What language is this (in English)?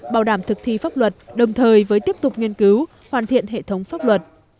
Vietnamese